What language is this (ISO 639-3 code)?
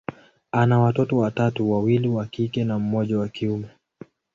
swa